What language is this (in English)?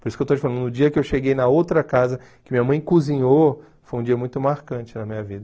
Portuguese